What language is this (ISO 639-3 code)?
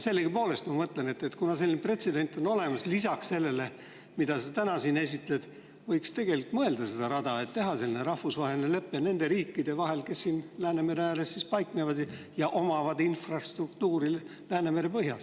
est